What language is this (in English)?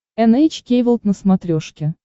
Russian